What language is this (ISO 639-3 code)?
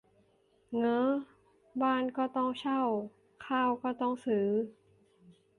tha